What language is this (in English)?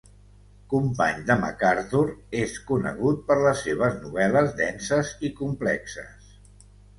Catalan